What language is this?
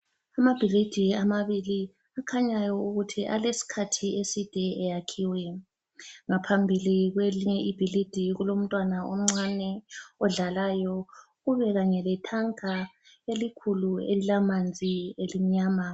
North Ndebele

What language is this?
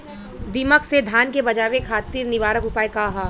Bhojpuri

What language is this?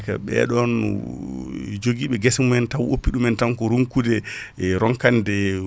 Fula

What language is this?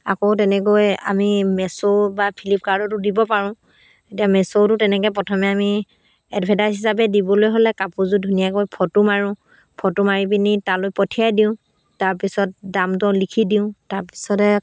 Assamese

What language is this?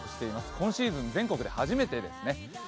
Japanese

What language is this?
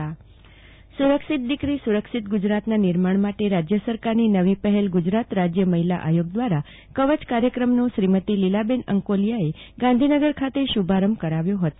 Gujarati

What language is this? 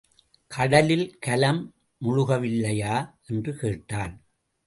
Tamil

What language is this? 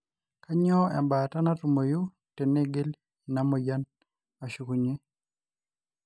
Masai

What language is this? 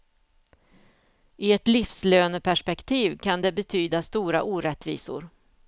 Swedish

